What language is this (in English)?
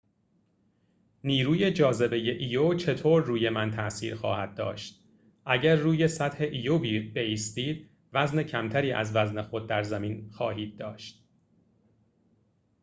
Persian